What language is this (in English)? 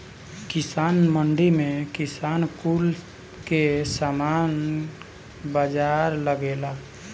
Bhojpuri